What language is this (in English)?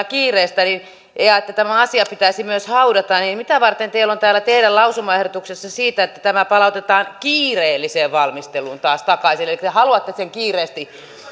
Finnish